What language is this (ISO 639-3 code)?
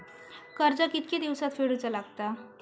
mar